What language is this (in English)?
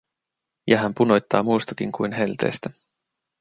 Finnish